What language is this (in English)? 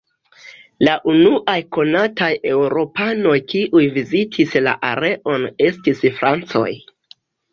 Esperanto